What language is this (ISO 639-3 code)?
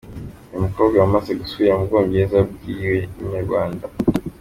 kin